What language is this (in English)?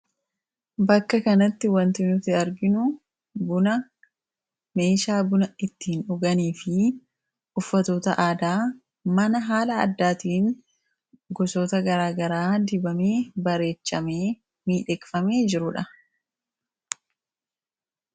Oromo